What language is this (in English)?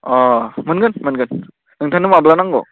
Bodo